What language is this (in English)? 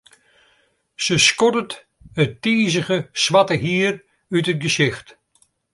Western Frisian